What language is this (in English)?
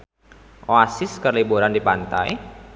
Sundanese